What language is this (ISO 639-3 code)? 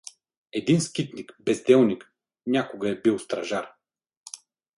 bul